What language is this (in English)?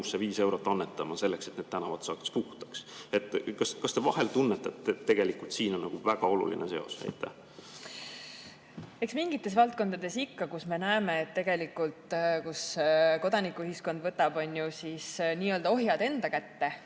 Estonian